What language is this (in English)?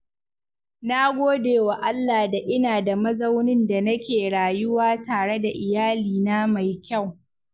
Hausa